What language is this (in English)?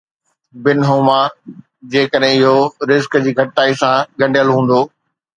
Sindhi